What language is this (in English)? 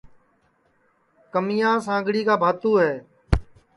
Sansi